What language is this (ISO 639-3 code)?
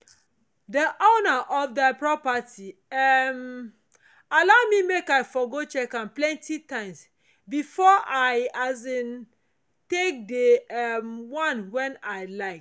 pcm